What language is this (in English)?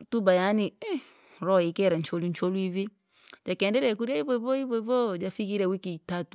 Langi